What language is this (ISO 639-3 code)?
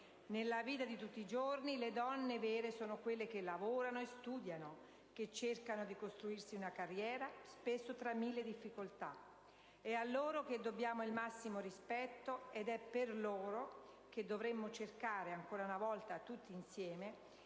ita